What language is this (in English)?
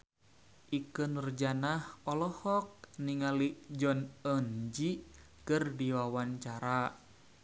Sundanese